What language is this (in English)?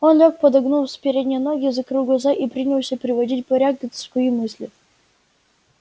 Russian